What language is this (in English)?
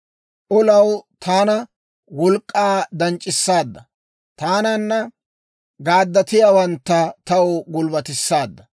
Dawro